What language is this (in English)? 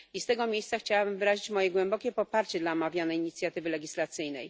Polish